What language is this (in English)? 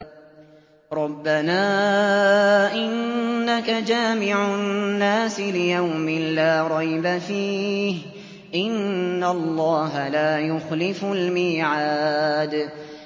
Arabic